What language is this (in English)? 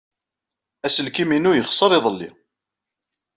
Kabyle